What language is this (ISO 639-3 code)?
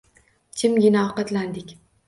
uzb